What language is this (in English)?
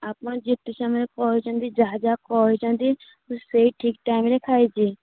Odia